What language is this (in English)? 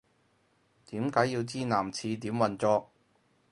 Cantonese